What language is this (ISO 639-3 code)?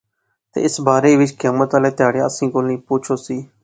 phr